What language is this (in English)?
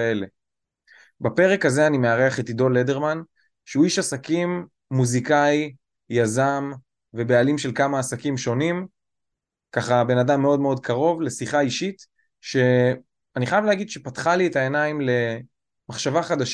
Hebrew